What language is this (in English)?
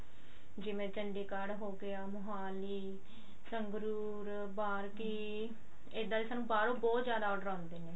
Punjabi